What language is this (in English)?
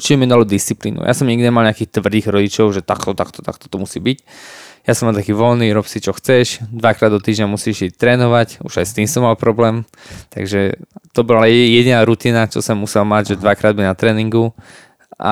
Slovak